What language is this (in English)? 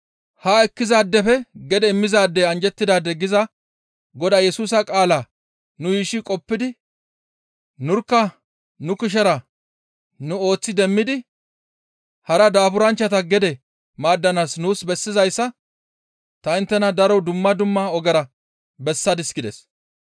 Gamo